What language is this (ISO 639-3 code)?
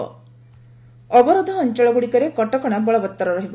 ori